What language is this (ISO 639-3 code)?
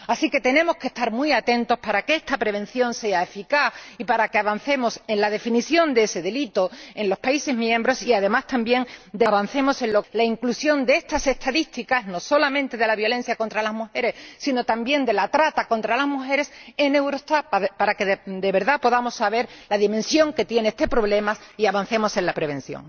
spa